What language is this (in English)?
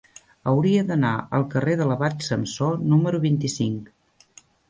Catalan